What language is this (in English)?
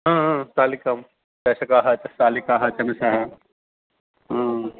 Sanskrit